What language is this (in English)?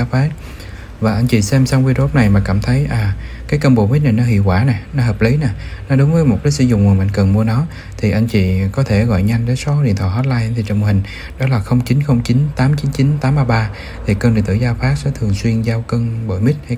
Vietnamese